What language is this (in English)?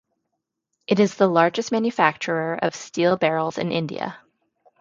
English